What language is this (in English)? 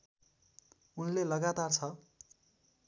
Nepali